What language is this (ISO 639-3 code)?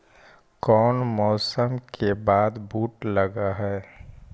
mag